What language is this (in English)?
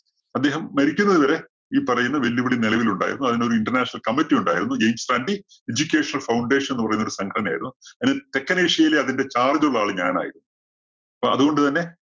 Malayalam